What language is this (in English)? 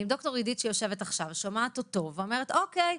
Hebrew